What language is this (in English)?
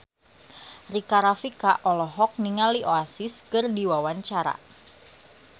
Sundanese